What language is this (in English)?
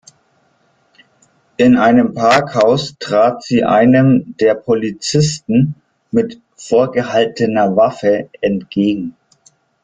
German